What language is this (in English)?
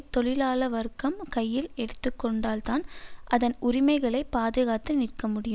Tamil